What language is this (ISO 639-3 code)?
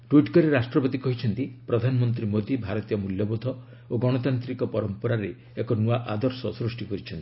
ori